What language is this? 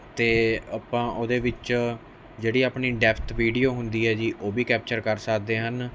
Punjabi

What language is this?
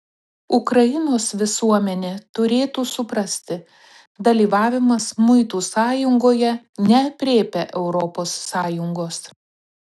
Lithuanian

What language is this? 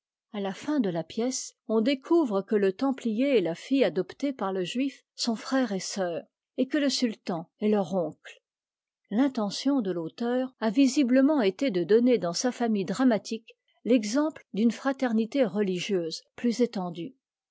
French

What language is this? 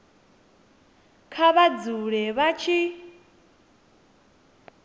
Venda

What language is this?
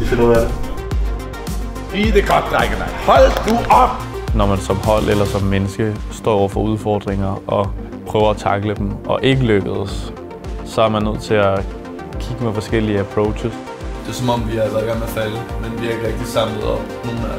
Danish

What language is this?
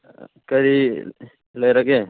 Manipuri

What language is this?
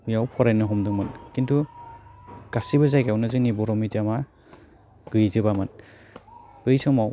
Bodo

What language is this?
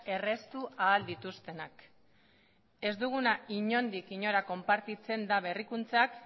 Basque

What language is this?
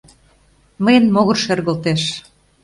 Mari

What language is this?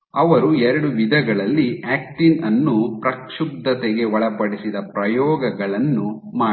Kannada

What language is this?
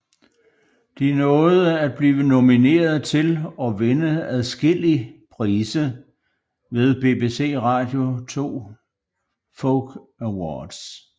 Danish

